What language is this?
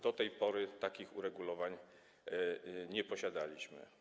Polish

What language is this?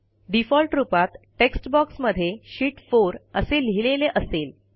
Marathi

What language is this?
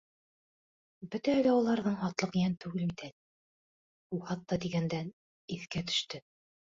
Bashkir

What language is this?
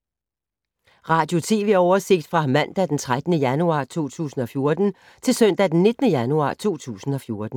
Danish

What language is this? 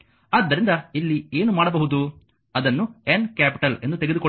Kannada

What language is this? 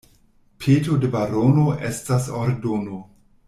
Esperanto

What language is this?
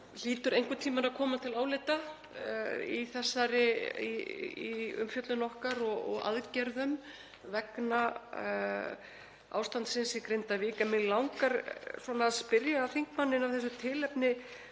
Icelandic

